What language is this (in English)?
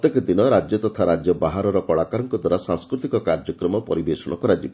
Odia